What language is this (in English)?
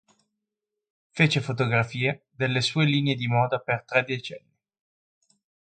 Italian